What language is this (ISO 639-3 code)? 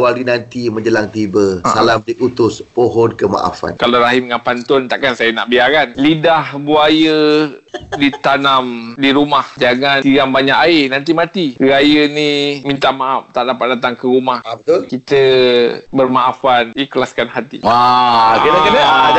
msa